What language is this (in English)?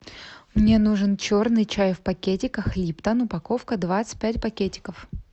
Russian